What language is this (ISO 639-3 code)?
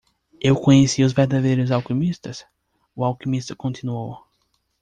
por